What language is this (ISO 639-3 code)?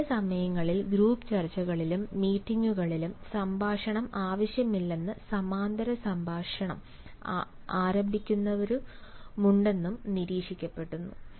mal